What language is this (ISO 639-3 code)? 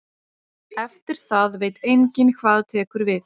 isl